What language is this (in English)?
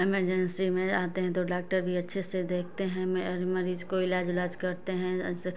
Hindi